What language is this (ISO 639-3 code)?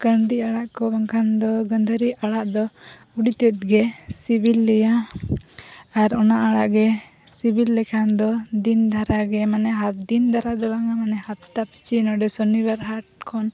sat